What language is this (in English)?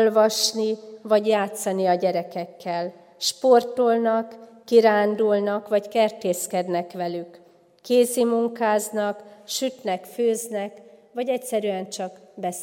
Hungarian